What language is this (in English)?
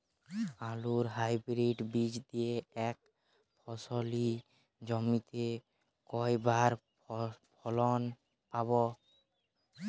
Bangla